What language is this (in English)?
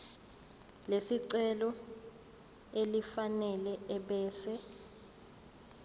Zulu